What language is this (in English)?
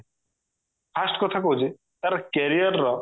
Odia